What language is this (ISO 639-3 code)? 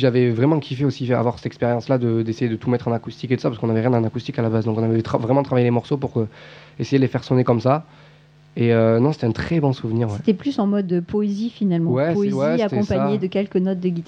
fra